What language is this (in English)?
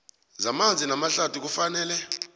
South Ndebele